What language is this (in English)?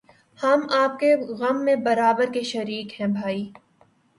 Urdu